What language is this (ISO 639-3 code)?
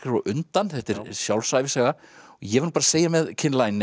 isl